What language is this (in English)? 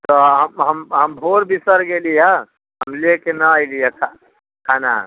Maithili